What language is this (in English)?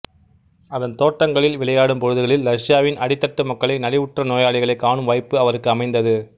Tamil